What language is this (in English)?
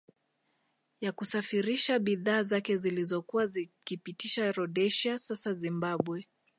Swahili